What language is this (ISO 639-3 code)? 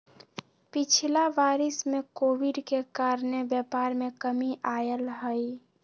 mag